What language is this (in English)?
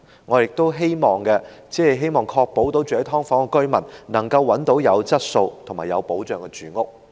Cantonese